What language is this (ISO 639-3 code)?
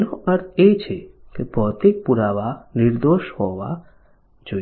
guj